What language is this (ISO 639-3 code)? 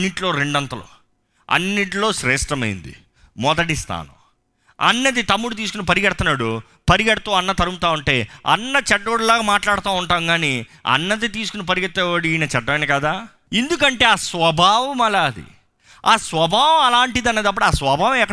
tel